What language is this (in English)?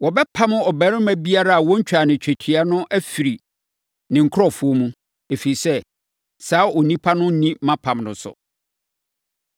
Akan